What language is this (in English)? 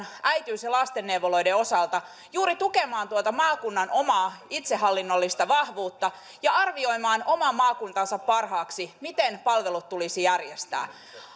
Finnish